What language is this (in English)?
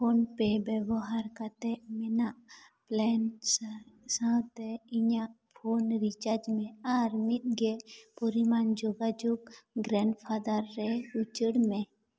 Santali